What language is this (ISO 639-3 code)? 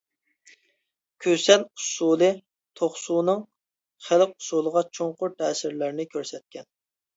uig